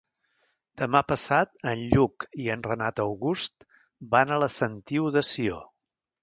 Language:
Catalan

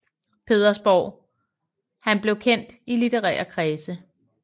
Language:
Danish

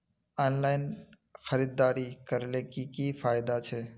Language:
Magahi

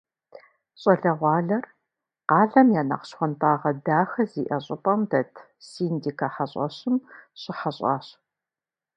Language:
Kabardian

